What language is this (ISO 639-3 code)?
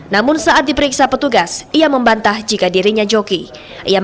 ind